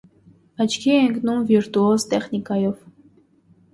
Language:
Armenian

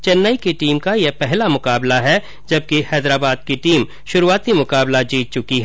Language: Hindi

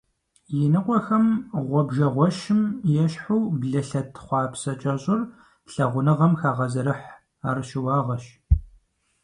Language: Kabardian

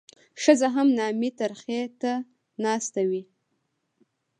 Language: Pashto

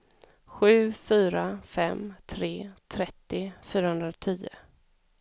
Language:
Swedish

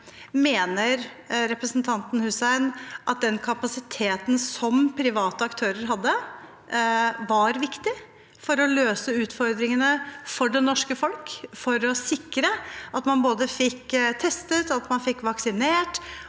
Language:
Norwegian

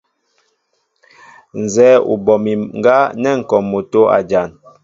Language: Mbo (Cameroon)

